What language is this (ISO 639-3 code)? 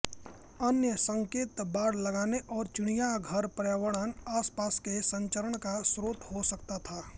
hin